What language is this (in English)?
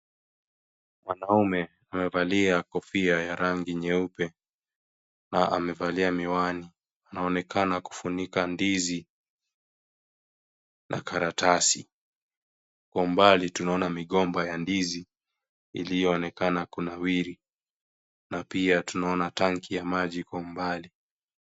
Swahili